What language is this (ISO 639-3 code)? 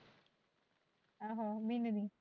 pan